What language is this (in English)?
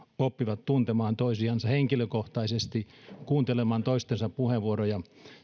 Finnish